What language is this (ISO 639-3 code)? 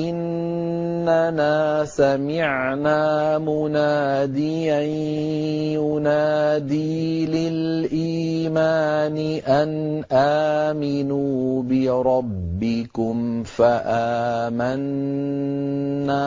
ara